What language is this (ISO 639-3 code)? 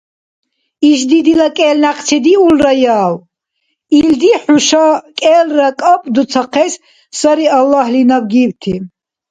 dar